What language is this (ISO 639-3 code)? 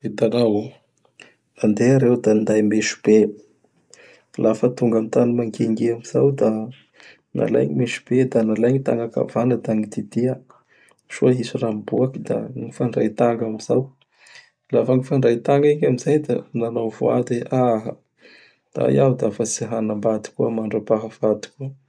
bhr